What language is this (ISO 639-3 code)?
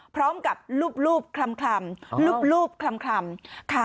tha